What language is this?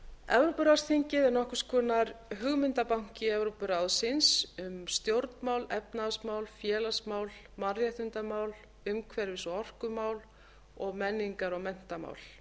Icelandic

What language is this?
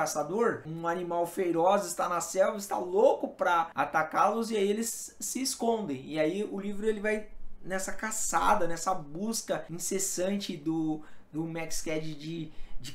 Portuguese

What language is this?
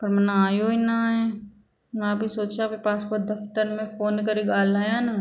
Sindhi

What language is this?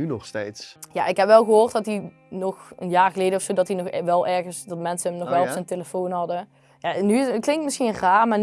Dutch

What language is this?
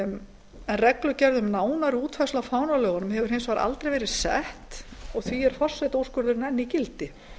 Icelandic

